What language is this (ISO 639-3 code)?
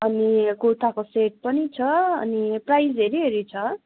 nep